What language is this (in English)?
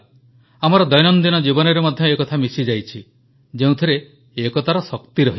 Odia